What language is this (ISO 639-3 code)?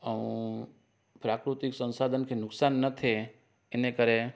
snd